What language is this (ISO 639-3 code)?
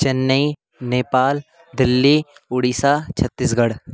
san